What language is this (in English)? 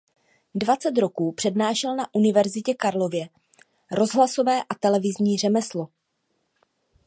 Czech